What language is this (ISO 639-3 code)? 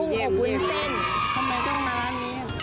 tha